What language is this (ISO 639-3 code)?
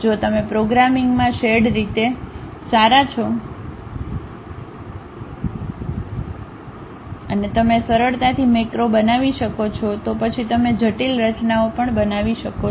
guj